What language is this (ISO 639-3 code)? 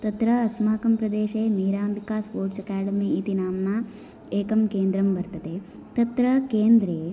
san